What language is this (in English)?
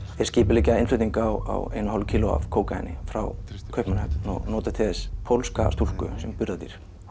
Icelandic